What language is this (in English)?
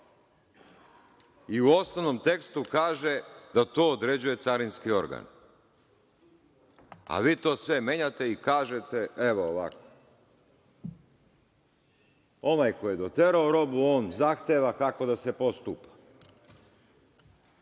Serbian